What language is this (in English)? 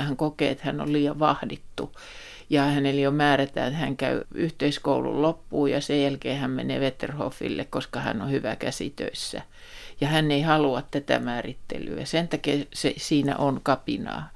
Finnish